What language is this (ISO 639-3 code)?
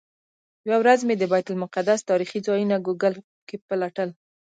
pus